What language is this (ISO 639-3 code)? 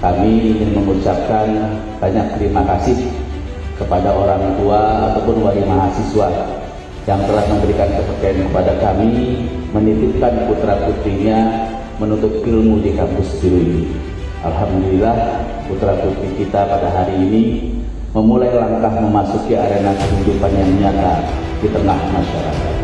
ind